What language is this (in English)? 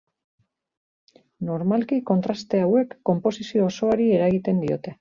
Basque